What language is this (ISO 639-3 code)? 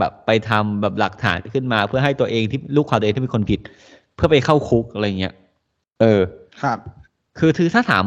tha